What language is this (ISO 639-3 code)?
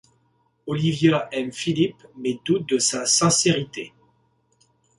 fra